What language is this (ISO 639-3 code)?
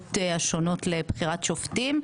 heb